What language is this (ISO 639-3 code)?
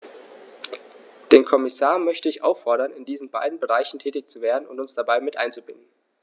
deu